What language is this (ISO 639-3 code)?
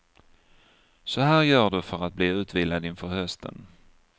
swe